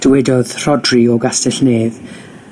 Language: Welsh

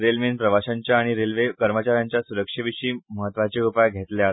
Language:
Konkani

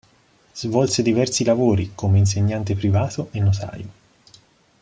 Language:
Italian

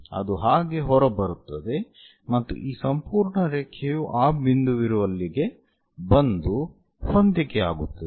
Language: Kannada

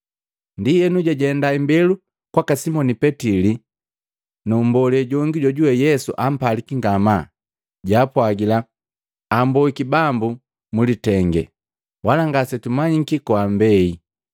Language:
Matengo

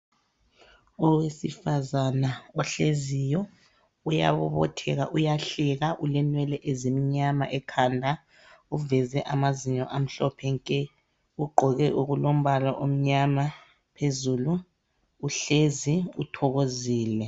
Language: North Ndebele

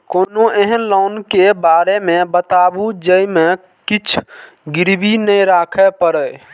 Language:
Maithili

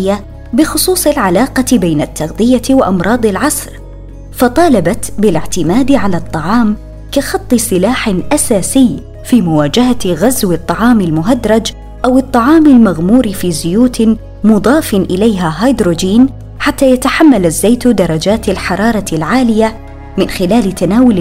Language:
Arabic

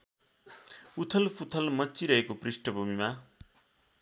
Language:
Nepali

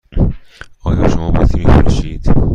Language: Persian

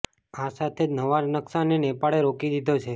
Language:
Gujarati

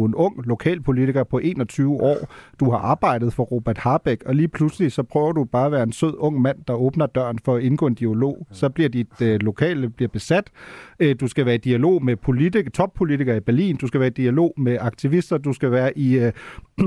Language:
Danish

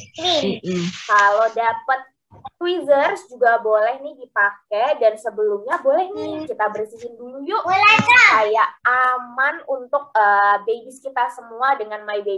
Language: Indonesian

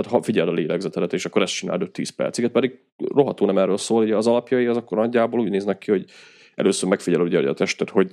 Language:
Hungarian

